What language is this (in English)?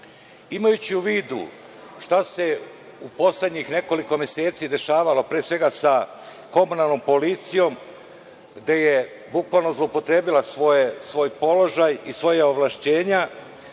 Serbian